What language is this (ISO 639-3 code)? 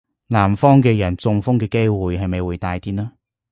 yue